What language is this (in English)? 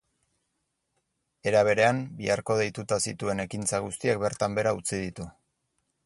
Basque